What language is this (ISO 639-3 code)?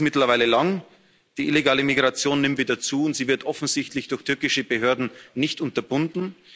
deu